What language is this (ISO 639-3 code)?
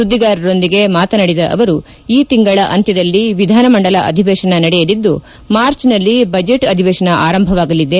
kan